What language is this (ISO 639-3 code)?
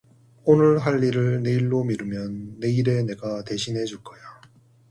kor